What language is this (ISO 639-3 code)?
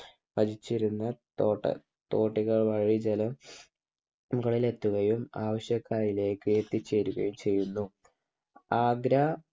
mal